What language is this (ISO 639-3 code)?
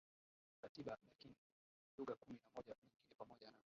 swa